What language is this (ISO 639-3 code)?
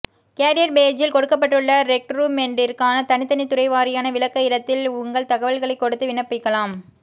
tam